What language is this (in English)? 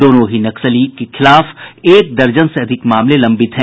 Hindi